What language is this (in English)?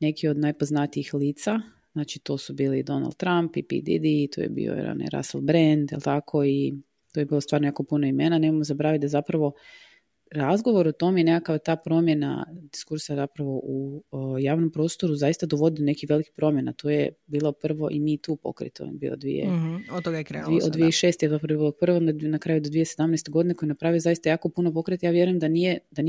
Croatian